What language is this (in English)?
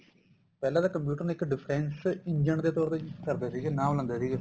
Punjabi